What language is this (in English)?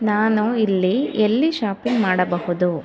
Kannada